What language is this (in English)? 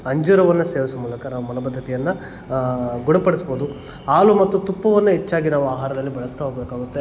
Kannada